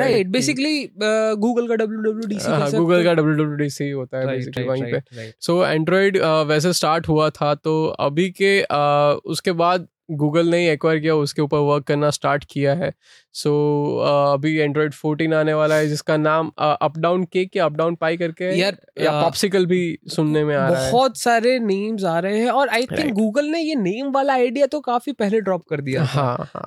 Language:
Hindi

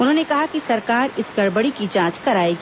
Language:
Hindi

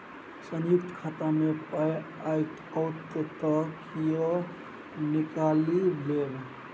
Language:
Maithili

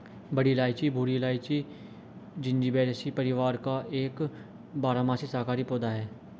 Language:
Hindi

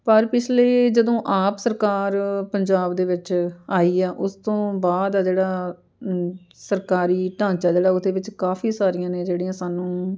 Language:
Punjabi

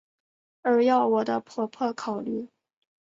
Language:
Chinese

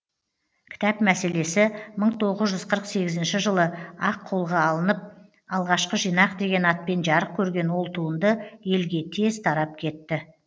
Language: Kazakh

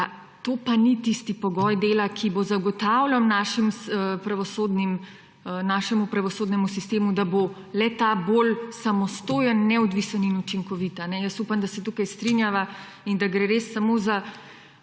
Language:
Slovenian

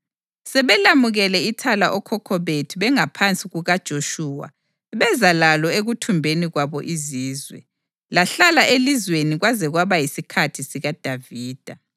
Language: North Ndebele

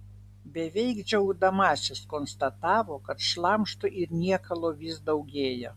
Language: Lithuanian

